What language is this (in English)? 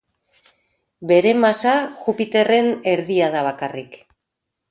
Basque